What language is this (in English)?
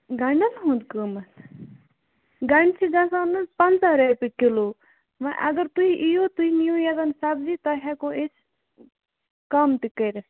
Kashmiri